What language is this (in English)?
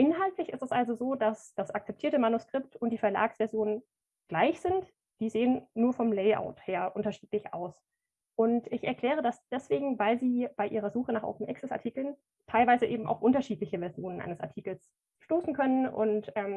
German